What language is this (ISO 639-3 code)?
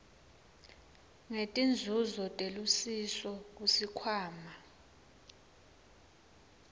ssw